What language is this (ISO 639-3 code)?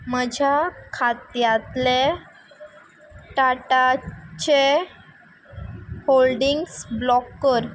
kok